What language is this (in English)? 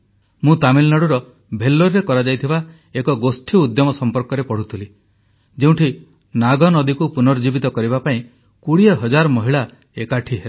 Odia